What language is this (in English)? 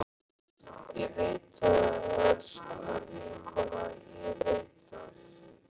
Icelandic